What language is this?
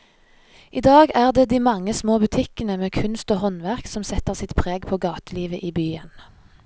Norwegian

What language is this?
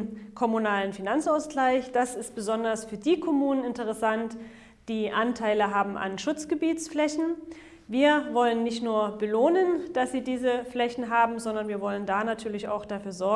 German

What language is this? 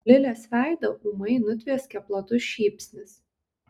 Lithuanian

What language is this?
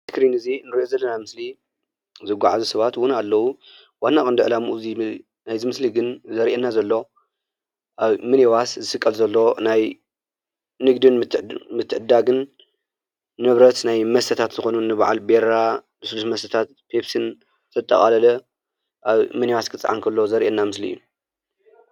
Tigrinya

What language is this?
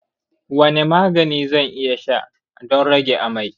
Hausa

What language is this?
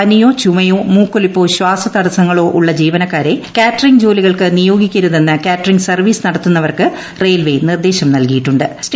Malayalam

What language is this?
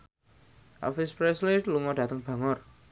Javanese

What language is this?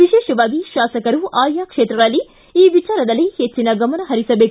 Kannada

